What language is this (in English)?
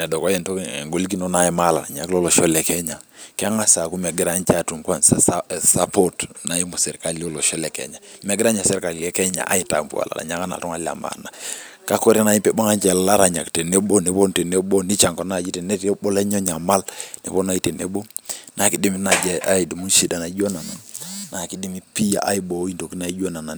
Masai